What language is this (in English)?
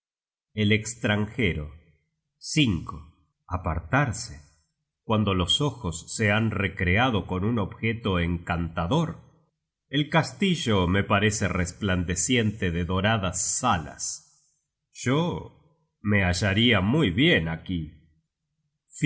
Spanish